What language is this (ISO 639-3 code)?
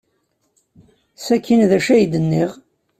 kab